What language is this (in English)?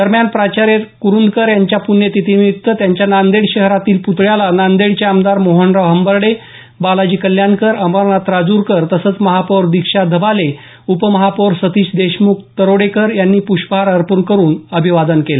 Marathi